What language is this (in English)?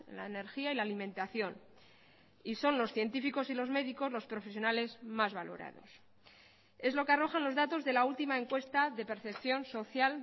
Spanish